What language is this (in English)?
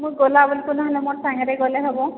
Odia